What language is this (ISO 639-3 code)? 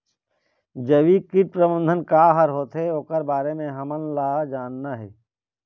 hne